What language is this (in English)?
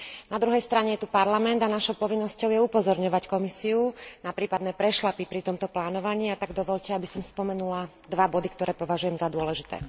Slovak